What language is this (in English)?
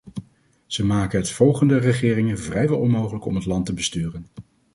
Dutch